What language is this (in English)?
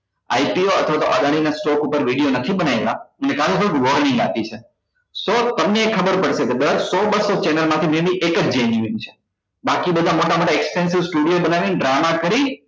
Gujarati